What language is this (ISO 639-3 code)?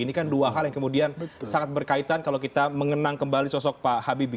ind